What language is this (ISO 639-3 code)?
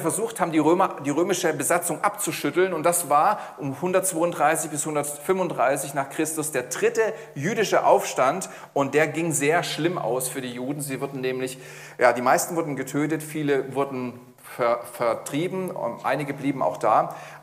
deu